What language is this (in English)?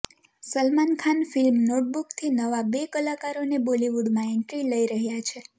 Gujarati